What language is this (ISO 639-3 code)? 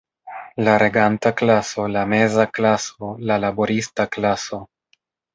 epo